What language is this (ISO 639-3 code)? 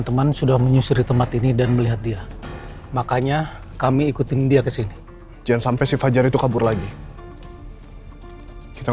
ind